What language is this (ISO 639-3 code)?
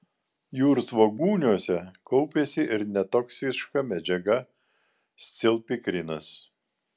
lit